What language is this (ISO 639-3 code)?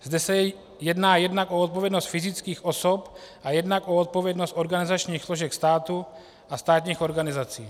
ces